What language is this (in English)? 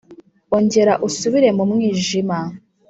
Kinyarwanda